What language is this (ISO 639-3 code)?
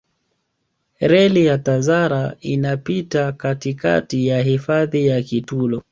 swa